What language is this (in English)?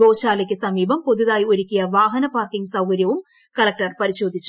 Malayalam